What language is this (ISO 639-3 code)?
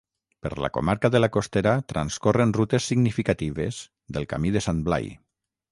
cat